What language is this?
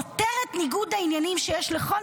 Hebrew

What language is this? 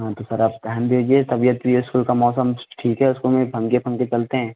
Hindi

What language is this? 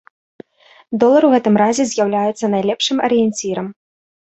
Belarusian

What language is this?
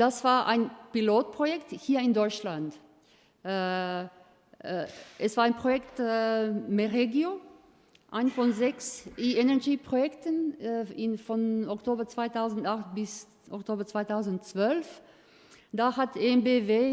German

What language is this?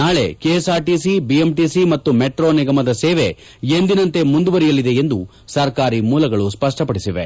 Kannada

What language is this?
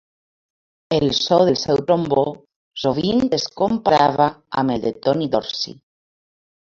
Catalan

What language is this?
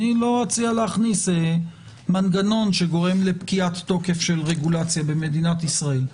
Hebrew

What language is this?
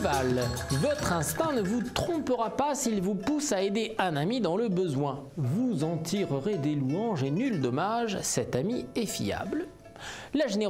French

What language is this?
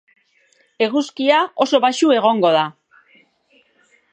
Basque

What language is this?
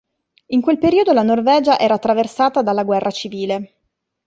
Italian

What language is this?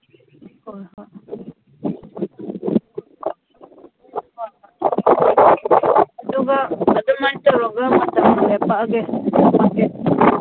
Manipuri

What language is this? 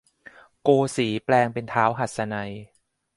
Thai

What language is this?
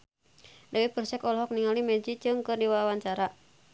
Sundanese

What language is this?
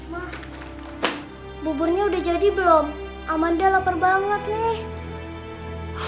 Indonesian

